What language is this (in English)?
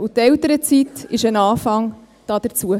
Swiss German